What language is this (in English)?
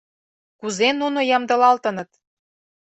Mari